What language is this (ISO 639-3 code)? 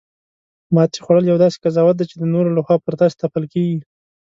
pus